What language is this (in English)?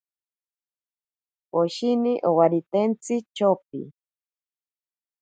Ashéninka Perené